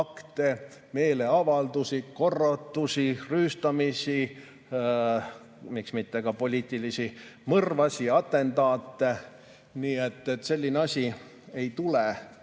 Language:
Estonian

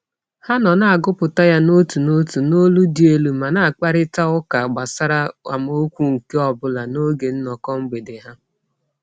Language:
Igbo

